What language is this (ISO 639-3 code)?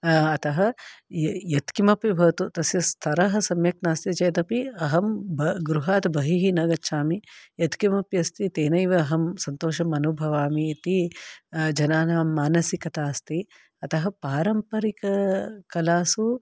san